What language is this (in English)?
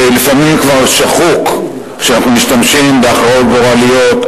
Hebrew